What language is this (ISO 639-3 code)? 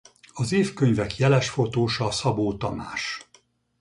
hun